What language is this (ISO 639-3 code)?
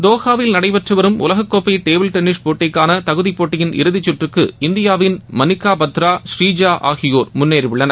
tam